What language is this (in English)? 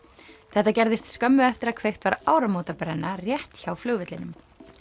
Icelandic